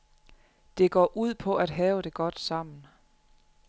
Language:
Danish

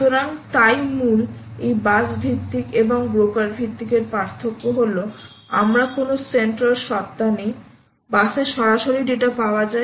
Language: Bangla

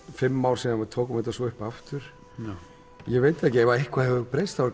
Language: Icelandic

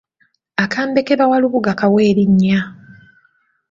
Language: Ganda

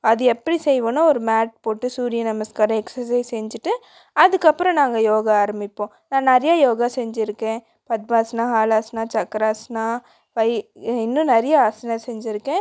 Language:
Tamil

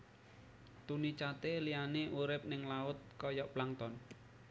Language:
Javanese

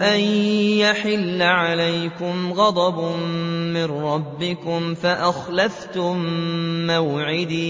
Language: Arabic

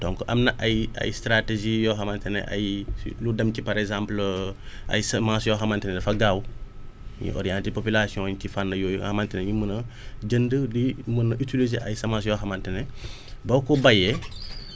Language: Wolof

